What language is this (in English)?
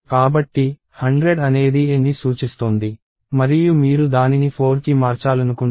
Telugu